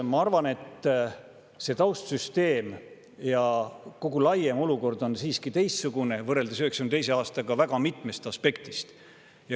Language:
Estonian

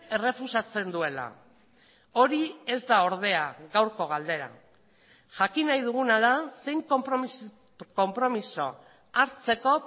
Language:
Basque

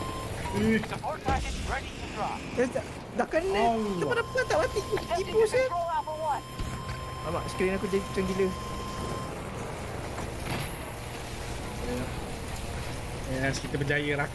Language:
Malay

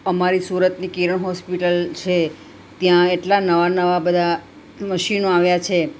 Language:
Gujarati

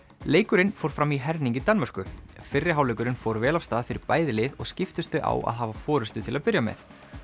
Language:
Icelandic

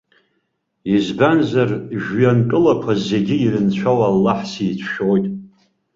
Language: Abkhazian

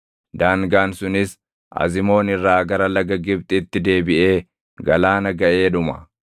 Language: Oromo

